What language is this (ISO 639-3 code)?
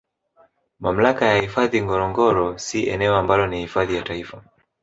swa